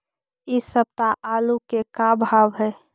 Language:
Magahi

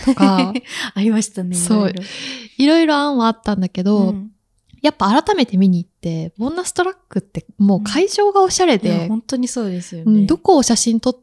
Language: Japanese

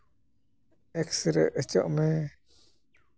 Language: Santali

